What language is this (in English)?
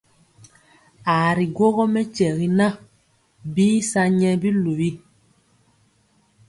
Mpiemo